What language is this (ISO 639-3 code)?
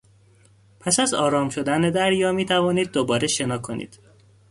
fas